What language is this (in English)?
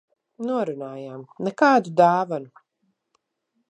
Latvian